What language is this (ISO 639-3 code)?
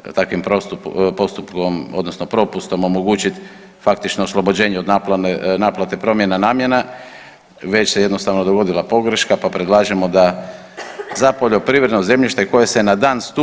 hrv